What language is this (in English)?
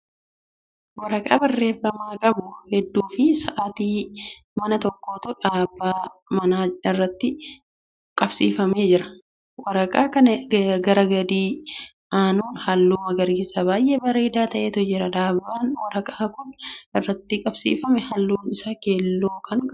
Oromo